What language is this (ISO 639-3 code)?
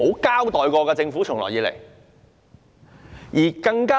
yue